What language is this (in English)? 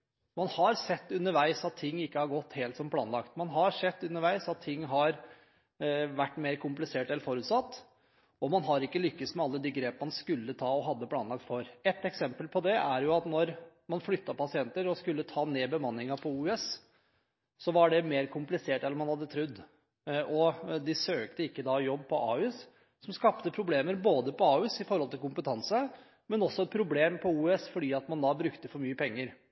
Norwegian Bokmål